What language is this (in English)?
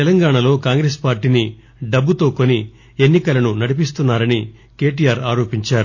Telugu